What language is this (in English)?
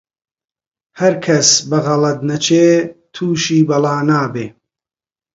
Central Kurdish